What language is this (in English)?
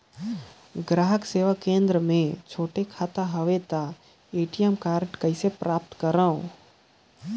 Chhattisgarhi